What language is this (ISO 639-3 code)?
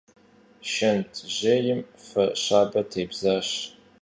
kbd